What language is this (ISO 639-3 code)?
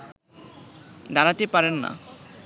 ben